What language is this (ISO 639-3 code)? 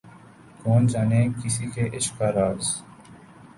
urd